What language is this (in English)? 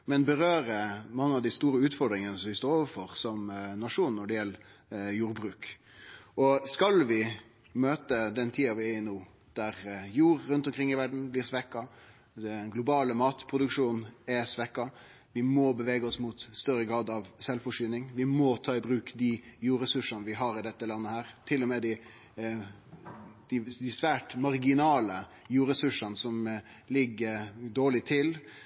Norwegian Nynorsk